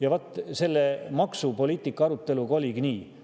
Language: Estonian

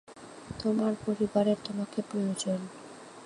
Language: Bangla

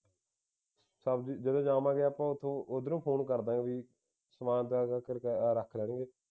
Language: Punjabi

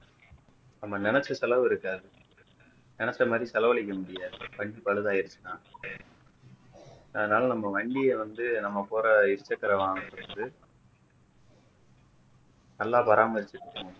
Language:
Tamil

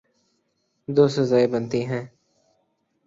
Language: Urdu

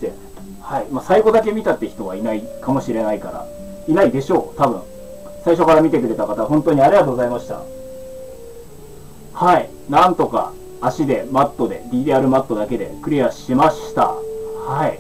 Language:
Japanese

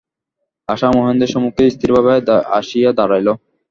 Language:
Bangla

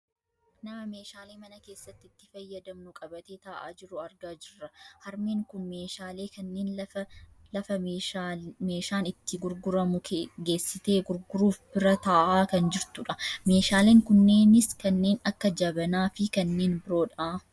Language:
Oromo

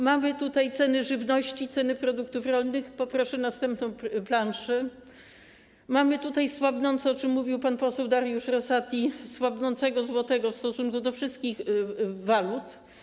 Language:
Polish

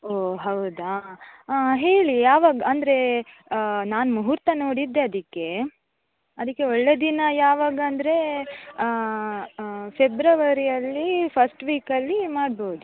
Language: Kannada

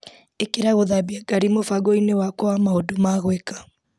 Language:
Kikuyu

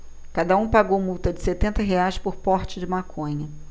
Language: Portuguese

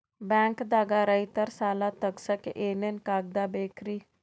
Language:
Kannada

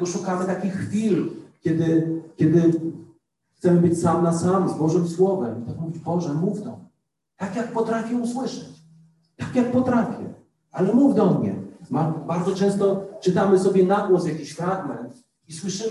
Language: Polish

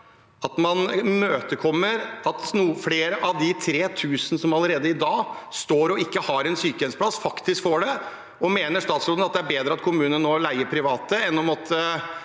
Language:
Norwegian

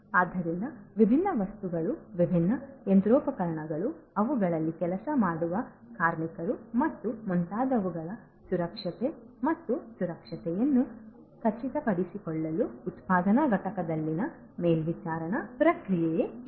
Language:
Kannada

